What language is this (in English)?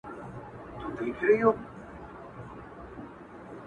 Pashto